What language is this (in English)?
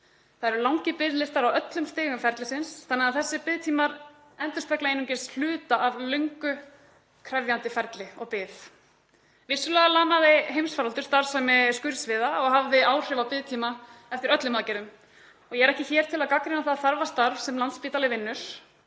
Icelandic